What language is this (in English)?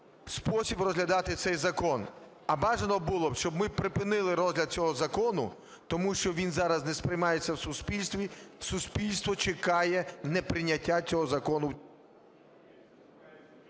Ukrainian